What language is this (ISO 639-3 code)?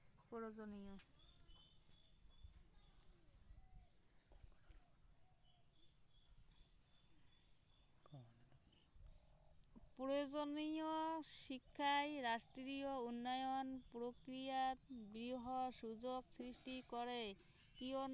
asm